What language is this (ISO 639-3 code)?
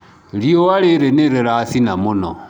kik